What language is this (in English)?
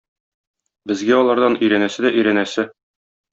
Tatar